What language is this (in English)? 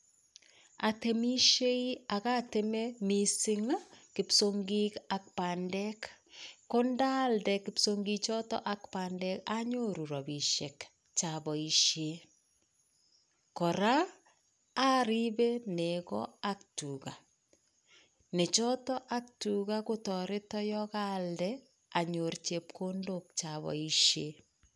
Kalenjin